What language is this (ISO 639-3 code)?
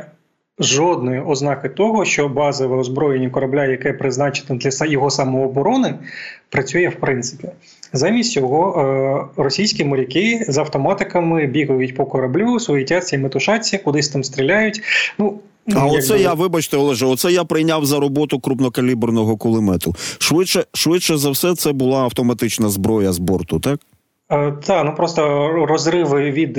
ukr